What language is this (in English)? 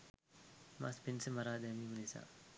Sinhala